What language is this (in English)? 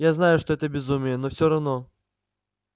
Russian